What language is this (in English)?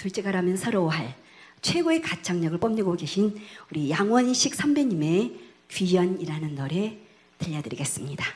Korean